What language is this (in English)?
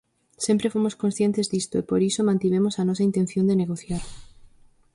Galician